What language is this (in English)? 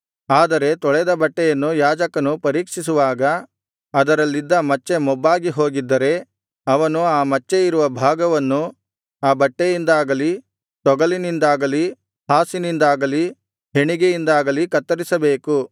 Kannada